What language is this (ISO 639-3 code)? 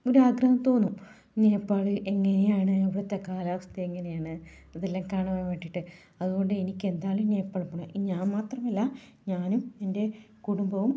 mal